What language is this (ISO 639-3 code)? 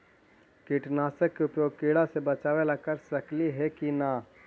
mag